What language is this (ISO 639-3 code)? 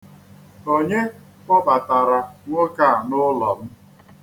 ibo